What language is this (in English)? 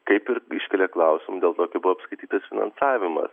Lithuanian